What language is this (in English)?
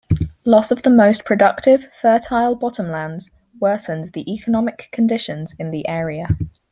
English